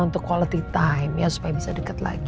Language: Indonesian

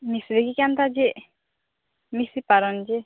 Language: Odia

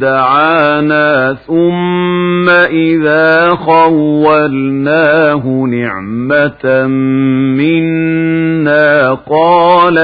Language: Arabic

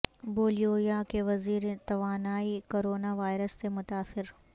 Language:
Urdu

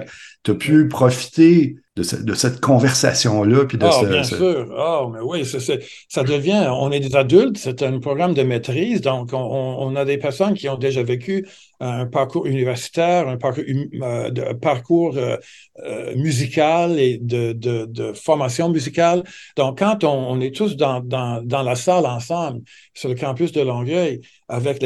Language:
French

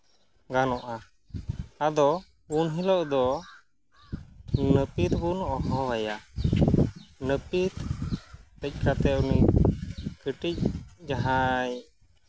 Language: Santali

